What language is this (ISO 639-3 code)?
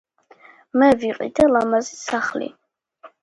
kat